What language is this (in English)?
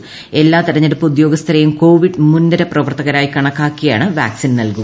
Malayalam